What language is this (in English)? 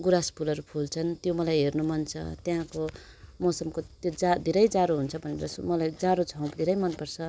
Nepali